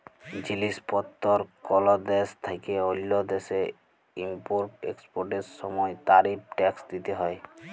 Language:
Bangla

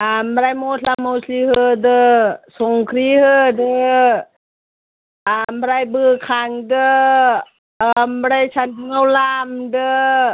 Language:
Bodo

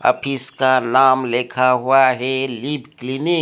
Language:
Hindi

